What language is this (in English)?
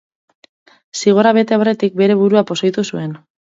Basque